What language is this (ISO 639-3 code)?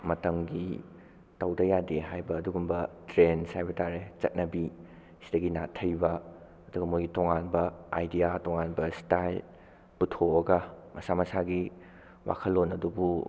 mni